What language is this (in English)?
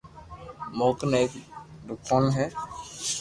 Loarki